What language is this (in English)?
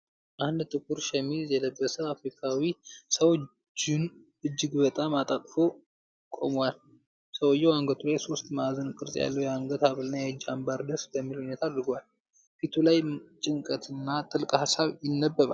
Amharic